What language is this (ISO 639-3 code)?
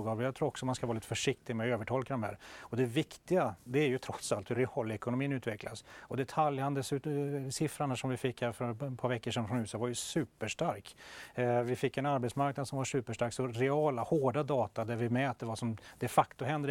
swe